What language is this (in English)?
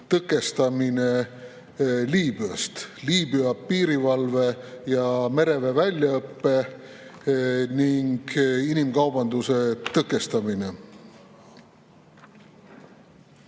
Estonian